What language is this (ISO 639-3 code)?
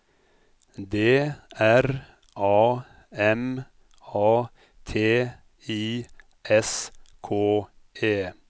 nor